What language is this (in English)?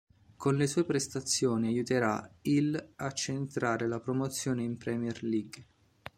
Italian